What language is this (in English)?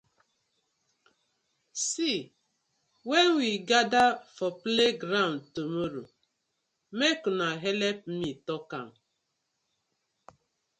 Nigerian Pidgin